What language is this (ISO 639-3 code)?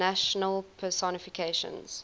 eng